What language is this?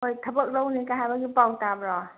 Manipuri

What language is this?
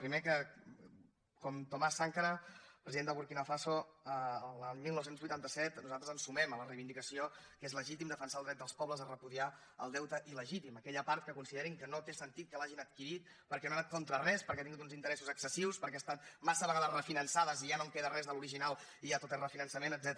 Catalan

